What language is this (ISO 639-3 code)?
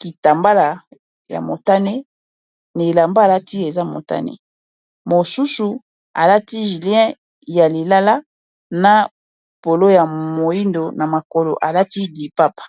lin